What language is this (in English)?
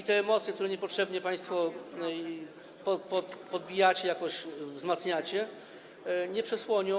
Polish